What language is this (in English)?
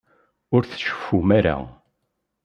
Kabyle